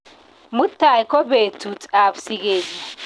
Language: Kalenjin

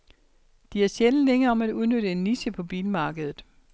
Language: Danish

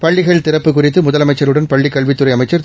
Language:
Tamil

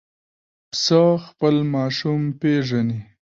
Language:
Pashto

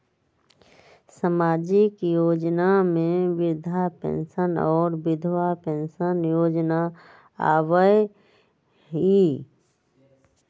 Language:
Magahi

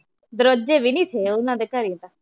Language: Punjabi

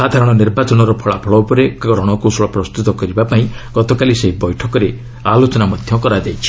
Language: Odia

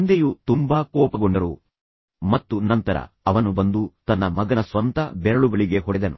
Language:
Kannada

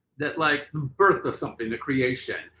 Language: English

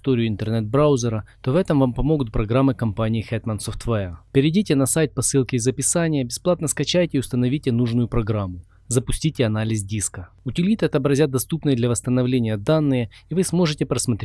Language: Russian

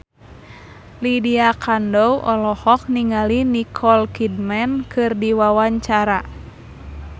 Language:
Sundanese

